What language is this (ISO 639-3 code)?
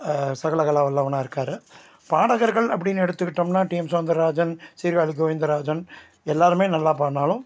tam